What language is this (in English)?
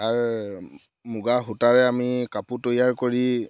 Assamese